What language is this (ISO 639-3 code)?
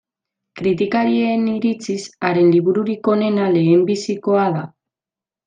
eus